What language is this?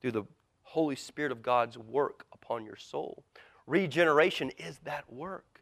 English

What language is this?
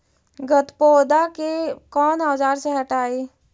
Magahi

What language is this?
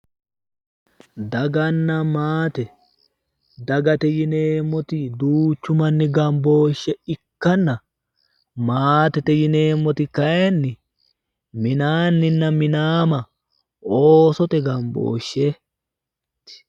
Sidamo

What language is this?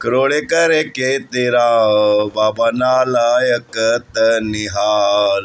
Sindhi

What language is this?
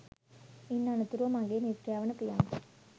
Sinhala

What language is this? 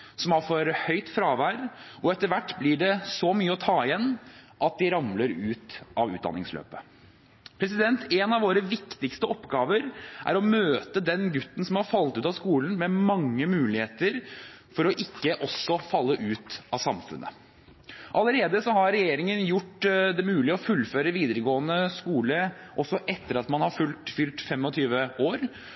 Norwegian Bokmål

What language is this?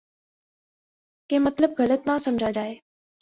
Urdu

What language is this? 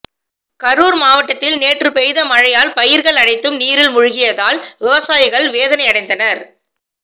Tamil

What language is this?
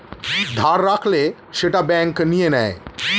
Bangla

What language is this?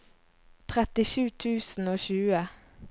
Norwegian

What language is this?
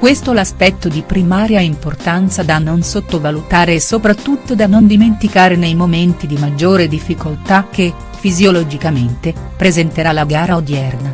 Italian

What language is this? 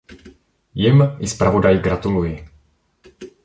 Czech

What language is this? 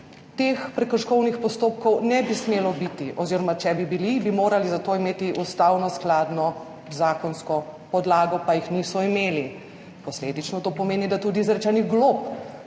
Slovenian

